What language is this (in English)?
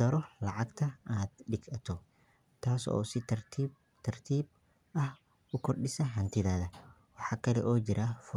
Somali